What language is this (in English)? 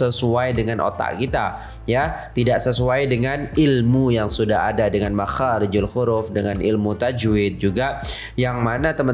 Indonesian